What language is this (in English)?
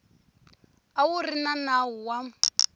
Tsonga